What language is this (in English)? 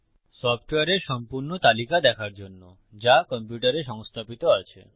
Bangla